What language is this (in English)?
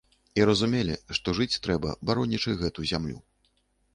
Belarusian